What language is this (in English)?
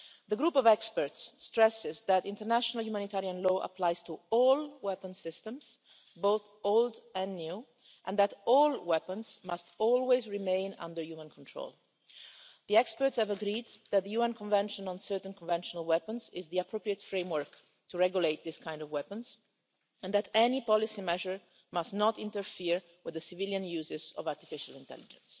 English